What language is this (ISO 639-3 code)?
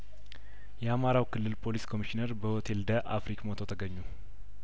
amh